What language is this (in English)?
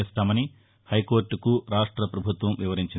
Telugu